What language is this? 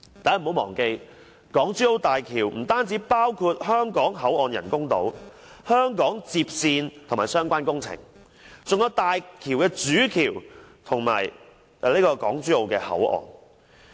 Cantonese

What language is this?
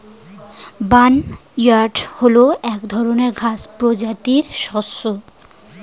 Bangla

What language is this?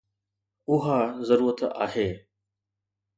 Sindhi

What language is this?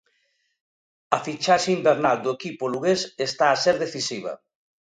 Galician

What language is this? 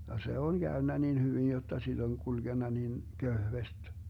Finnish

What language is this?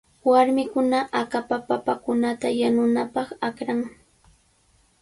Cajatambo North Lima Quechua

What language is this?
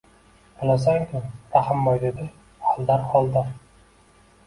Uzbek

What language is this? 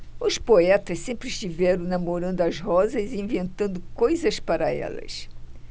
Portuguese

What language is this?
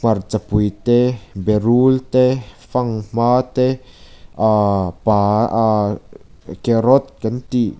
Mizo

